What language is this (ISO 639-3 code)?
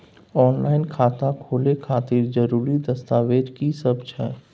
mai